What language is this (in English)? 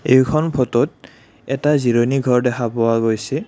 Assamese